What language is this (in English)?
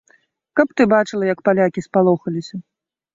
Belarusian